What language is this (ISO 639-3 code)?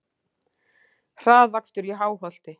isl